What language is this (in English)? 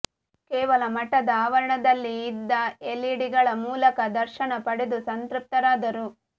Kannada